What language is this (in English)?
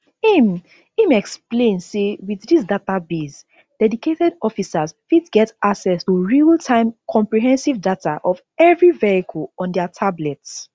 Nigerian Pidgin